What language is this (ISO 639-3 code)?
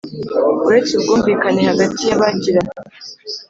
kin